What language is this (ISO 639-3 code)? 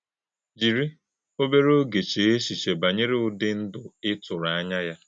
ibo